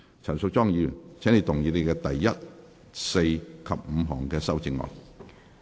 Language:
Cantonese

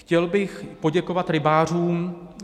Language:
Czech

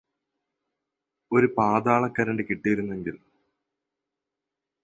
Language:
Malayalam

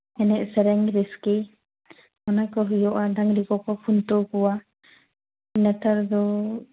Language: Santali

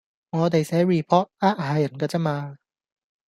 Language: Cantonese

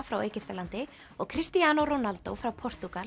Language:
Icelandic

